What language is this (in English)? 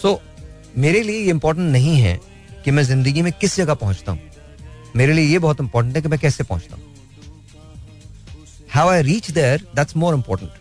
Hindi